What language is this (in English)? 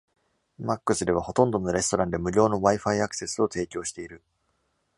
Japanese